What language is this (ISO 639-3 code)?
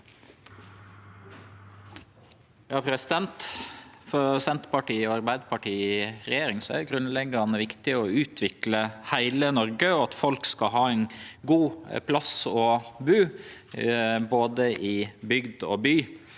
nor